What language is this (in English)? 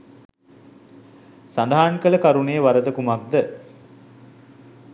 Sinhala